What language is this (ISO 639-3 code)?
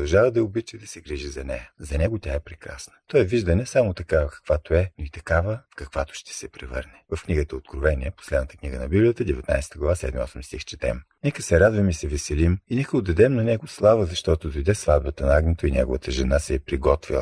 bul